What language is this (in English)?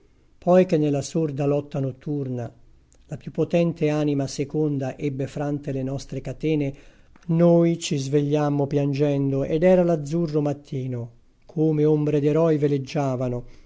Italian